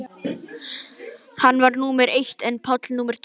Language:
Icelandic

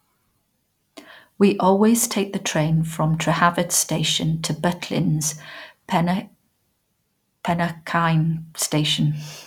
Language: English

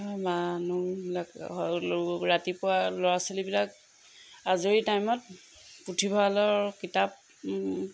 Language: Assamese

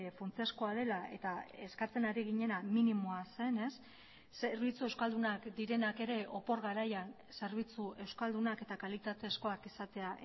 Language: Basque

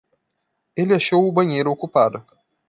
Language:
Portuguese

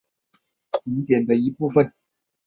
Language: Chinese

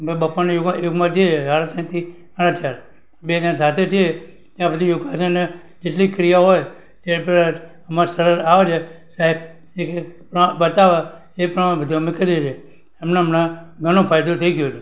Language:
Gujarati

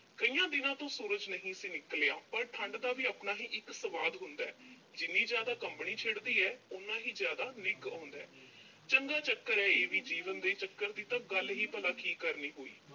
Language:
Punjabi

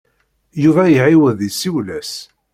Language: Kabyle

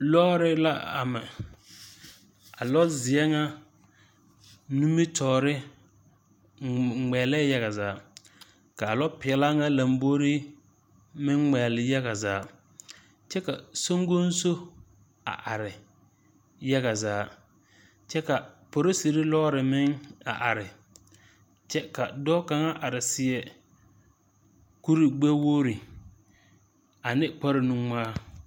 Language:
Southern Dagaare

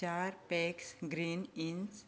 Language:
Konkani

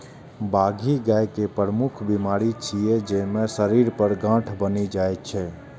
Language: Maithili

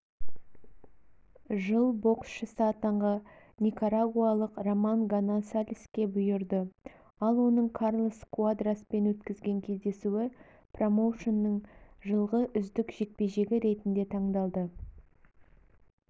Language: Kazakh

